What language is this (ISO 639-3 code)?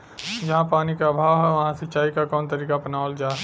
bho